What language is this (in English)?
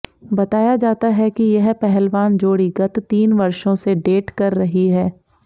Hindi